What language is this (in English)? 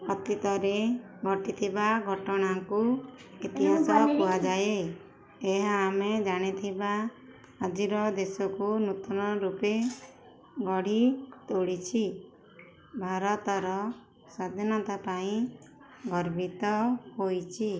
Odia